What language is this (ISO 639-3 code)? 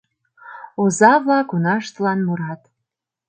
chm